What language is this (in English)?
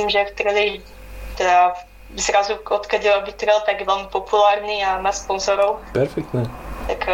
Slovak